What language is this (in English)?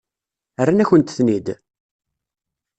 Kabyle